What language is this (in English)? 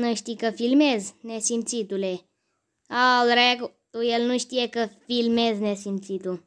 Romanian